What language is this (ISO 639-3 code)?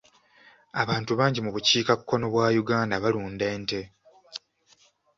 lug